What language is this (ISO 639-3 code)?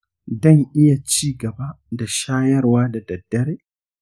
hau